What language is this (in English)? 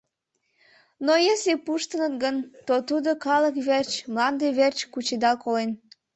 Mari